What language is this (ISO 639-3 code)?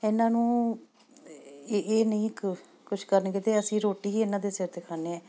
pan